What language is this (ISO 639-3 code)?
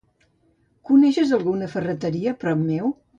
cat